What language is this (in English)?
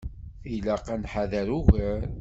Kabyle